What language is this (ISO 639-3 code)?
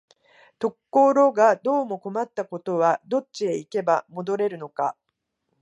jpn